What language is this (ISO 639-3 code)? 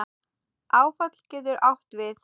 isl